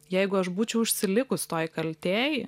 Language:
Lithuanian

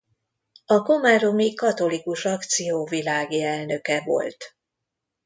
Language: Hungarian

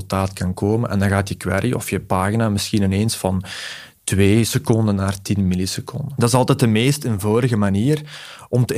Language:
Dutch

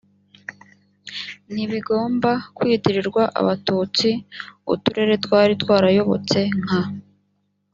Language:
Kinyarwanda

